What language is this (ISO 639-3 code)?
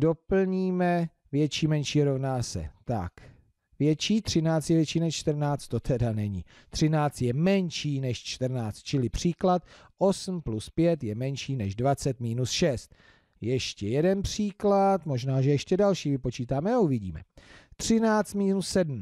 ces